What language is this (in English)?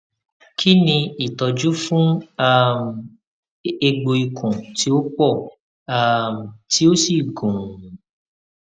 Yoruba